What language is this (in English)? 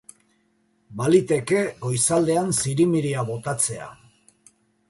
Basque